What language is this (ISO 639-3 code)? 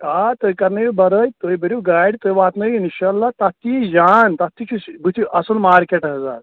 kas